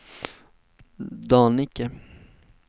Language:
Swedish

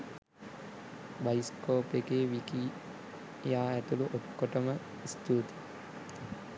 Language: Sinhala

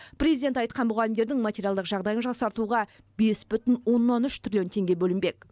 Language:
Kazakh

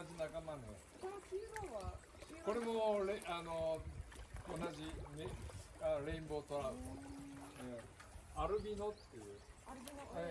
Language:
Japanese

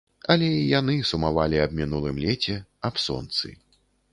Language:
Belarusian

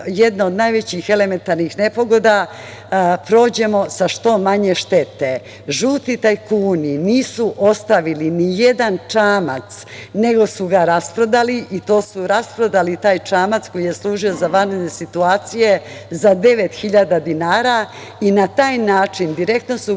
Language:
Serbian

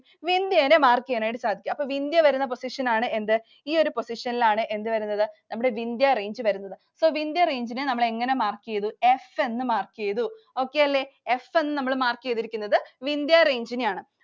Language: Malayalam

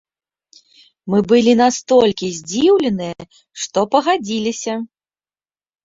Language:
Belarusian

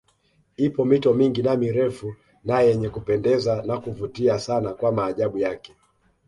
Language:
Swahili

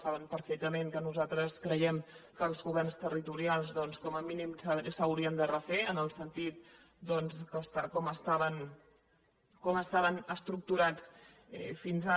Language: Catalan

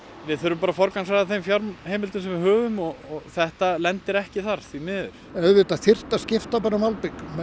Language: Icelandic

